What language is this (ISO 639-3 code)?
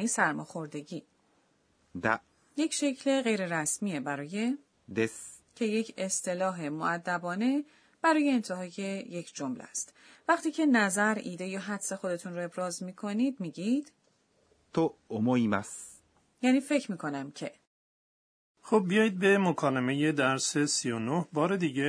fas